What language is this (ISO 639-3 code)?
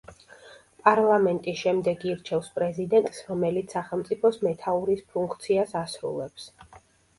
kat